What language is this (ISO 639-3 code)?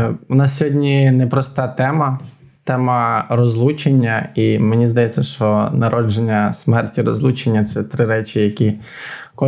ukr